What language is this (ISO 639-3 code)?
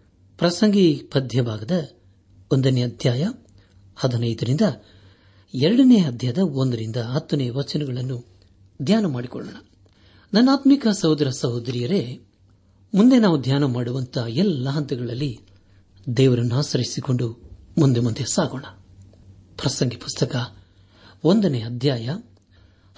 kan